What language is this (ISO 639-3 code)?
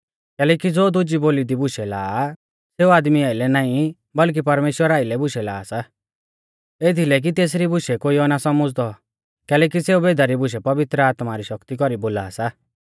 bfz